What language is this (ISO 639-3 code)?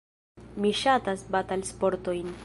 epo